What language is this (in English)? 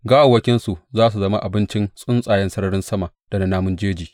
Hausa